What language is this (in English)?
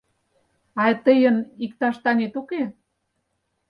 Mari